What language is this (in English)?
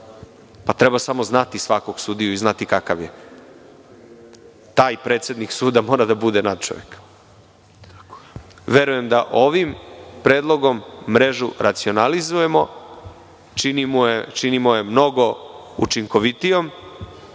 Serbian